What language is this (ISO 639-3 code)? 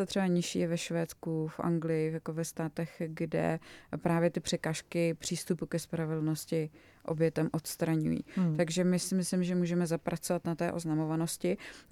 ces